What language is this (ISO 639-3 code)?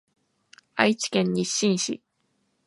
jpn